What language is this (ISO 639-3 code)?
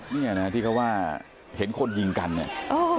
tha